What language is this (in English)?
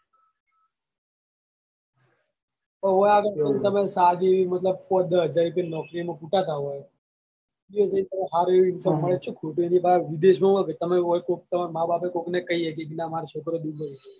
Gujarati